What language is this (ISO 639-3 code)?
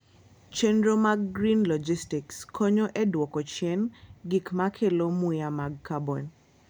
luo